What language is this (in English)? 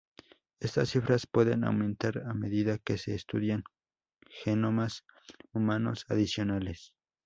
Spanish